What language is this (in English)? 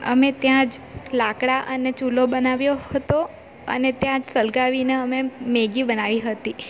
Gujarati